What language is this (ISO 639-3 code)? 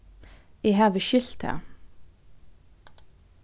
fao